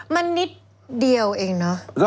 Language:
Thai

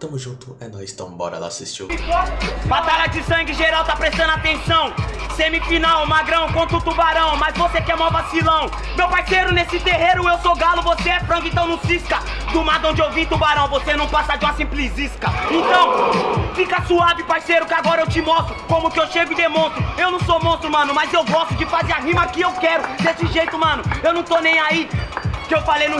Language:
Portuguese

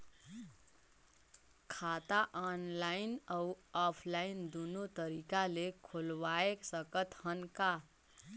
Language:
Chhattisgarhi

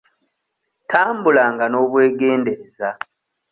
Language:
Ganda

